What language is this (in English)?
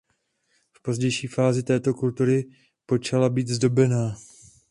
Czech